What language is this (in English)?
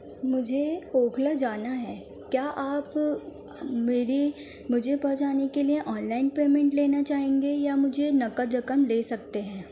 Urdu